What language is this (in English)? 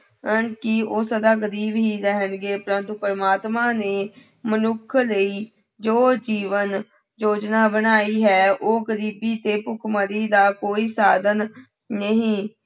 Punjabi